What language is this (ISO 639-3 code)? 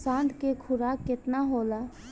bho